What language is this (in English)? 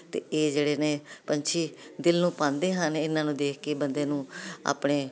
Punjabi